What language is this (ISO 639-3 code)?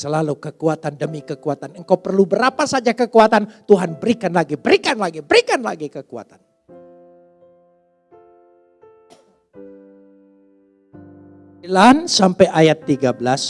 ind